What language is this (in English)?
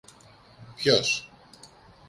Greek